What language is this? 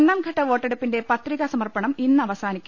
Malayalam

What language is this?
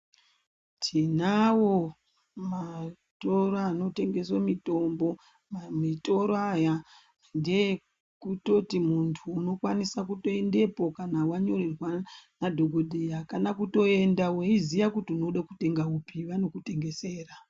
Ndau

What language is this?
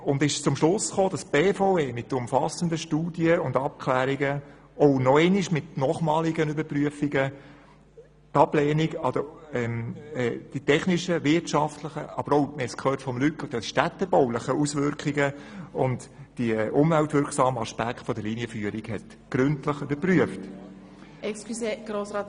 Swiss German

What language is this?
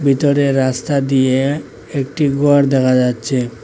Bangla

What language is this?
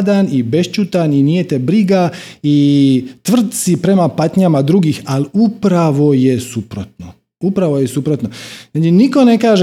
Croatian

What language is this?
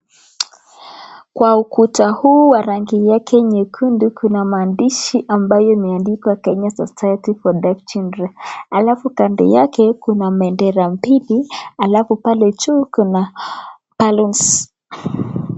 Swahili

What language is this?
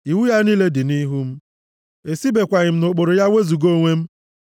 Igbo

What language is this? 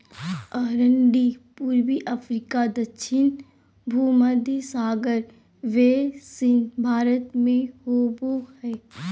Magahi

